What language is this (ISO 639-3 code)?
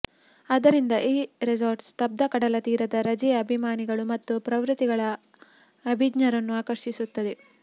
kan